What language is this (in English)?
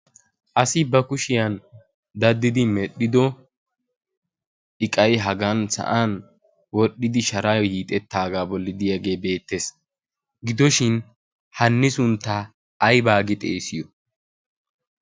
Wolaytta